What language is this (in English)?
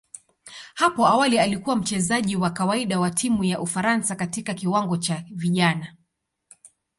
Swahili